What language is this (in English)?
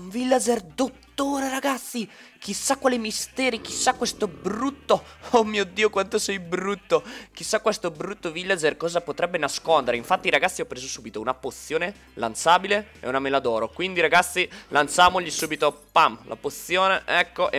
Italian